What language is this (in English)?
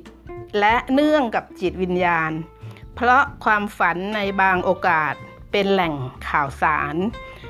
Thai